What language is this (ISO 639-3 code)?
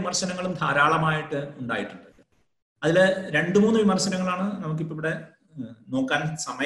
mal